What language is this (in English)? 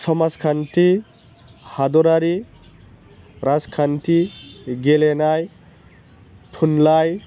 Bodo